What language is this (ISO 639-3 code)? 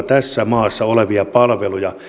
fin